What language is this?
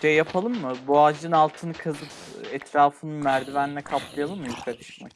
Turkish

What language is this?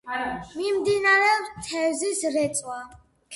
Georgian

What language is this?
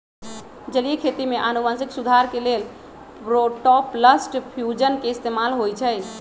Magahi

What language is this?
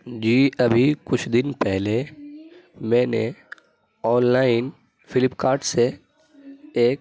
Urdu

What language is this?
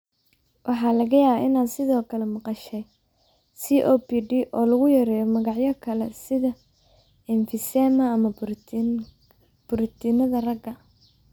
Somali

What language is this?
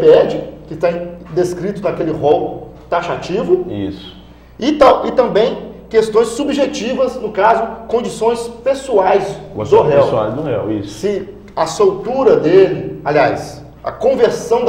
Portuguese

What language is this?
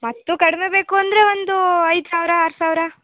Kannada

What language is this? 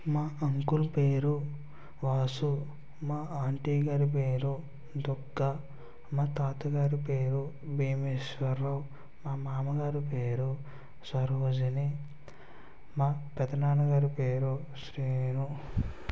Telugu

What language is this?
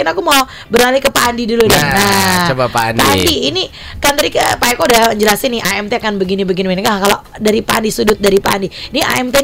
Indonesian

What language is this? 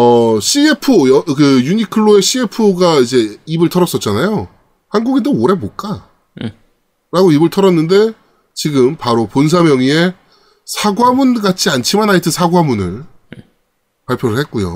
Korean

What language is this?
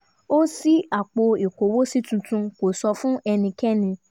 Yoruba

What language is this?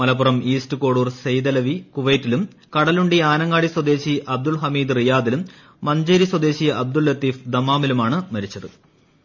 Malayalam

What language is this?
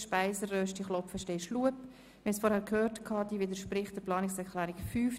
Swiss German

